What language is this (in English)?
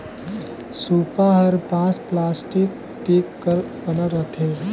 Chhattisgarhi